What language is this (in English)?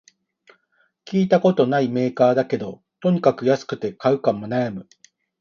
Japanese